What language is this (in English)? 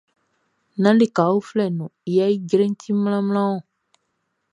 Baoulé